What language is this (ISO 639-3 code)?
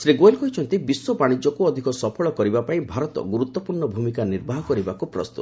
ori